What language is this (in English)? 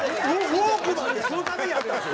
Japanese